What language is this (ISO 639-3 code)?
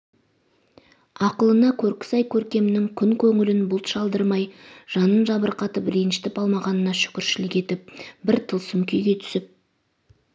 kaz